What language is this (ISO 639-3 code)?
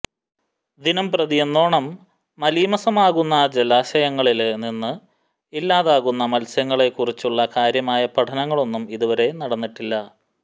mal